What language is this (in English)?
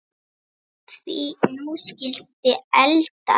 Icelandic